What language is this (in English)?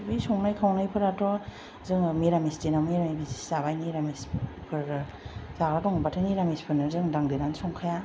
Bodo